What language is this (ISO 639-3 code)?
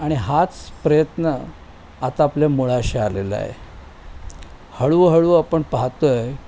mar